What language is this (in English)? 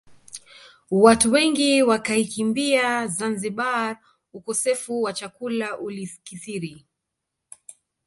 Swahili